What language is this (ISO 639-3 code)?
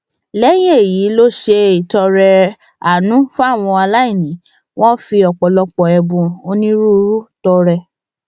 yor